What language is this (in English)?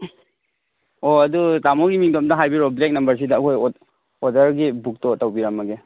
Manipuri